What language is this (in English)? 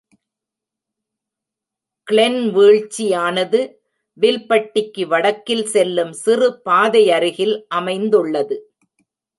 Tamil